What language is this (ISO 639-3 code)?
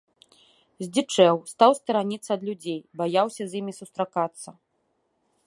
bel